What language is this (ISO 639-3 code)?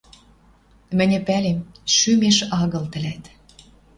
mrj